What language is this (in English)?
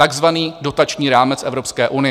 Czech